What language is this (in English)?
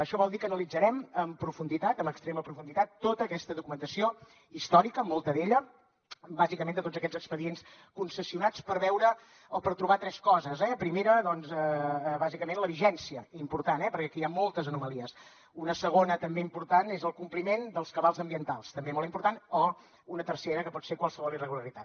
Catalan